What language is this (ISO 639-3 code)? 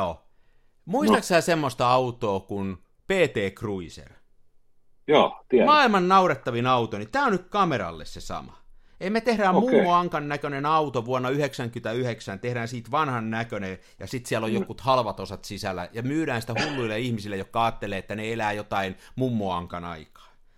fin